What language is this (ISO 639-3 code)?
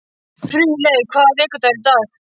isl